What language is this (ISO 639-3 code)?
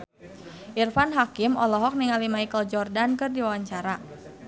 sun